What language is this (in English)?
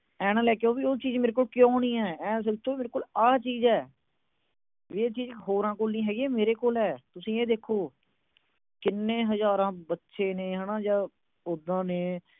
Punjabi